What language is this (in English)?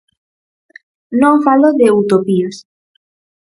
Galician